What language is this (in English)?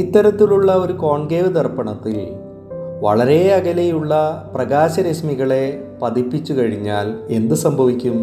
Malayalam